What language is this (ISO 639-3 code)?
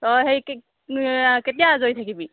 asm